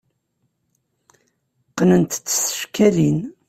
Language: Kabyle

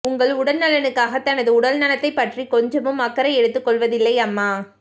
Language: Tamil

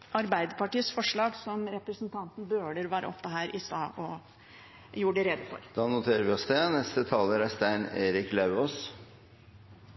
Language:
Norwegian Bokmål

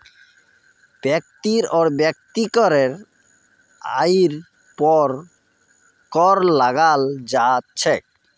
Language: Magahi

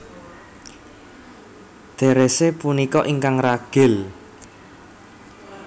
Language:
Javanese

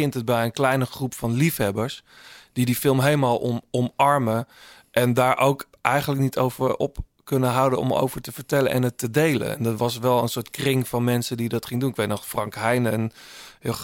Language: Dutch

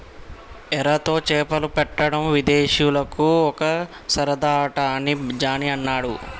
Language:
Telugu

